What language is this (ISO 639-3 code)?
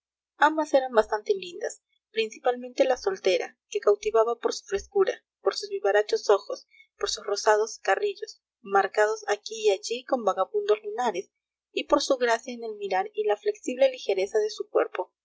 spa